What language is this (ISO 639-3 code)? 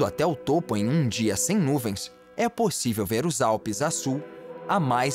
por